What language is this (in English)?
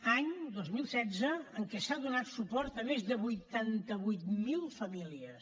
Catalan